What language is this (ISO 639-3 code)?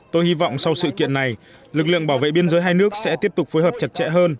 vie